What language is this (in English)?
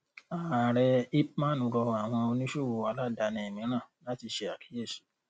Yoruba